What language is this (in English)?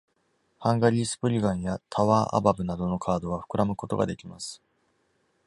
Japanese